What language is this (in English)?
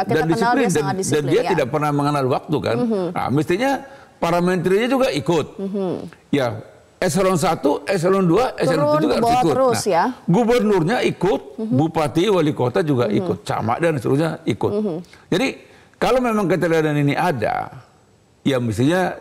Indonesian